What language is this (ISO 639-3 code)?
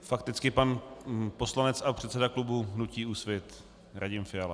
ces